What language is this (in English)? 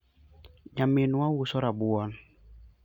Luo (Kenya and Tanzania)